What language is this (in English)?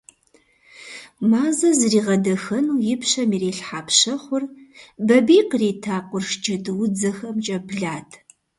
Kabardian